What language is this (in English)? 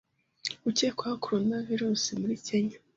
Kinyarwanda